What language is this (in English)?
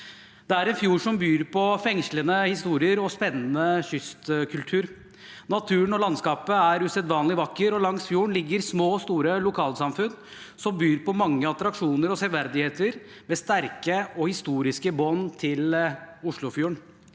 Norwegian